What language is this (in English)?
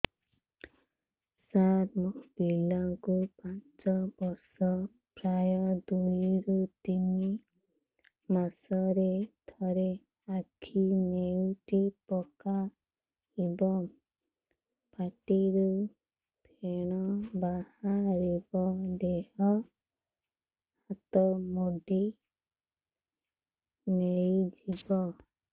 Odia